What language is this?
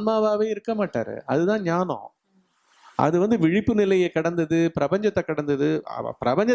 Tamil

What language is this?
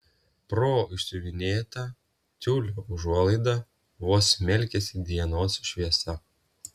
Lithuanian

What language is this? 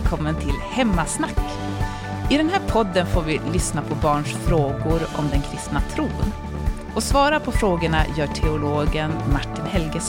Swedish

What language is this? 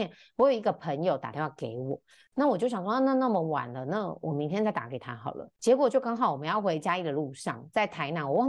Chinese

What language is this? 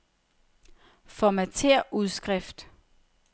Danish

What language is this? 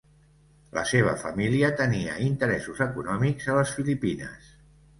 Catalan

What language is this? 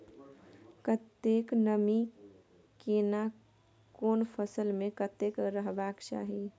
Maithili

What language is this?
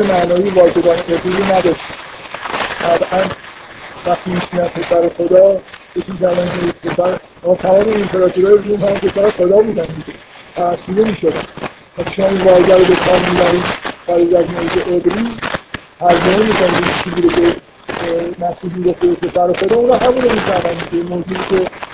Persian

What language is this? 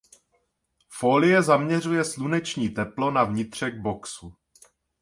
Czech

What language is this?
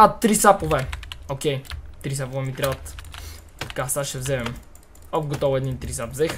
Bulgarian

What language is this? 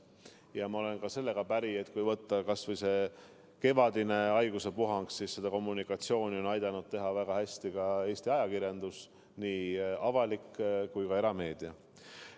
Estonian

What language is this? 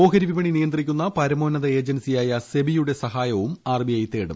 Malayalam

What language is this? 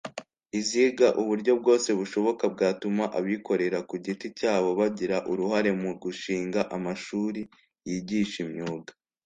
Kinyarwanda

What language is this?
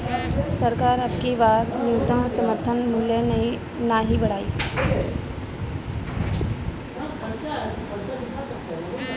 Bhojpuri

